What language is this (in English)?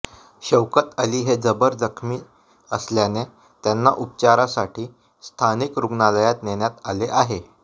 Marathi